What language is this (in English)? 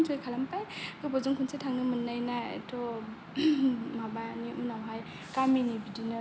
Bodo